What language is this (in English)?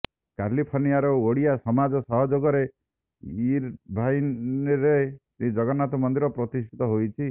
Odia